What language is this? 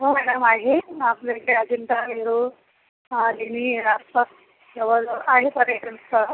Marathi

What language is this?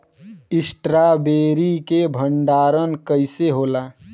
Bhojpuri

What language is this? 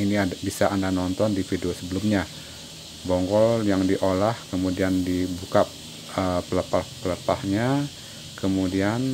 Indonesian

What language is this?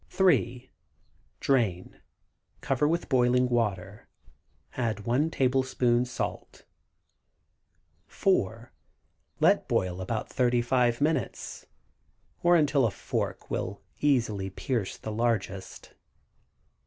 English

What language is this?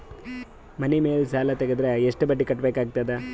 Kannada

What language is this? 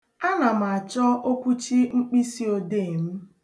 Igbo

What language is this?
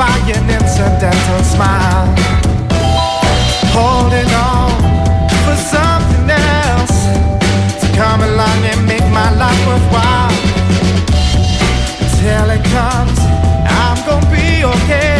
Greek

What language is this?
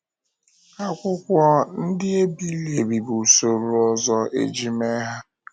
Igbo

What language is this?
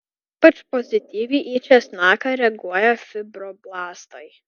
Lithuanian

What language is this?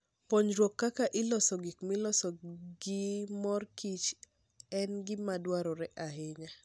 Luo (Kenya and Tanzania)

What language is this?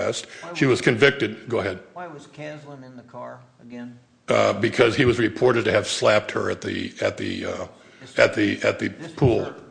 English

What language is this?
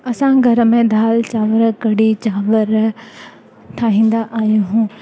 Sindhi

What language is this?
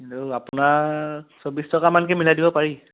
Assamese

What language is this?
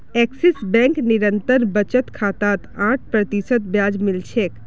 Magahi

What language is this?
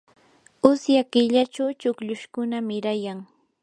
Yanahuanca Pasco Quechua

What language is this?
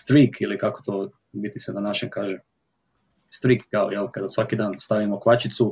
Croatian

